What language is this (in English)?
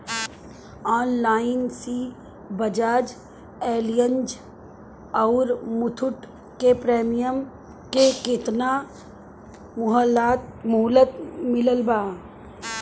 Bhojpuri